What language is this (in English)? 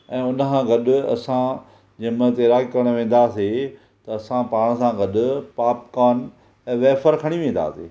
Sindhi